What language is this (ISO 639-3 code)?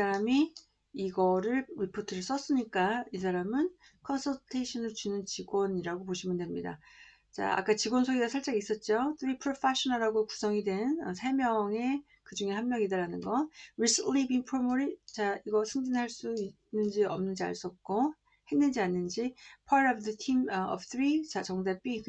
kor